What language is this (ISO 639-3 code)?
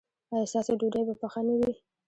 pus